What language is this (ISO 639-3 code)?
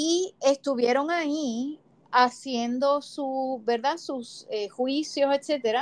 spa